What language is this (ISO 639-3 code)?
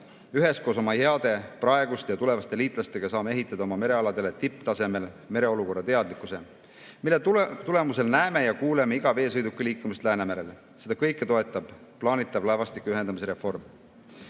est